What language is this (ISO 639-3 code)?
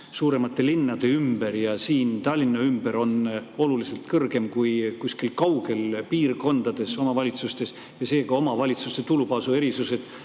est